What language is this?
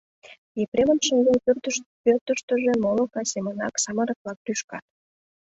Mari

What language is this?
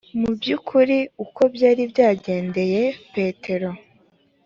Kinyarwanda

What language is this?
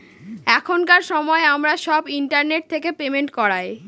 Bangla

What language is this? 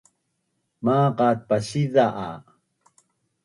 Bunun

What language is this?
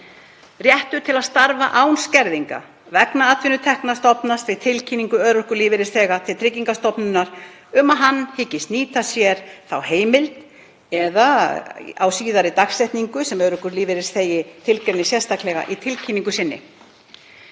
Icelandic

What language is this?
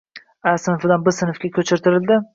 Uzbek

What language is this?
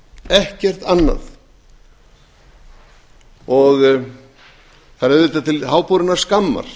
Icelandic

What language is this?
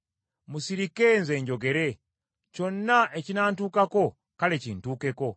Ganda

